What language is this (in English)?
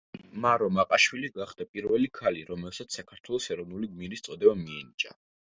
Georgian